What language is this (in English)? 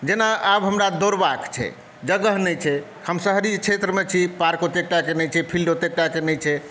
Maithili